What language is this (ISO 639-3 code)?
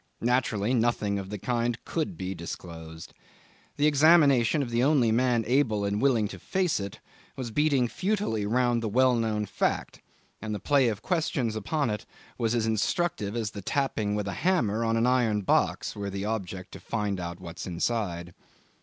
eng